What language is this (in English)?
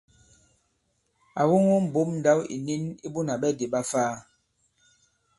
Bankon